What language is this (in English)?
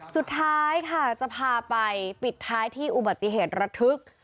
Thai